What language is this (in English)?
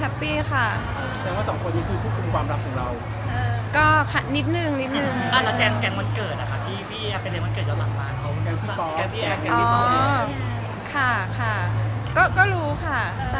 Thai